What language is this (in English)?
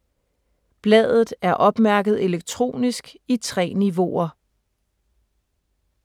Danish